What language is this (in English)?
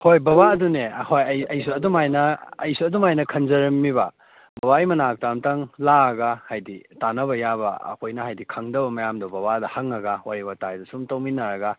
Manipuri